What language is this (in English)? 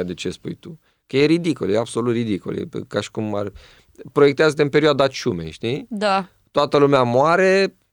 Romanian